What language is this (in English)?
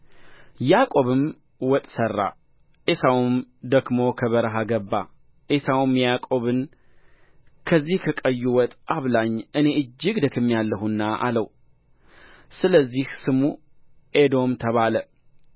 Amharic